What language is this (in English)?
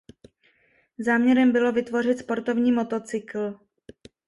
Czech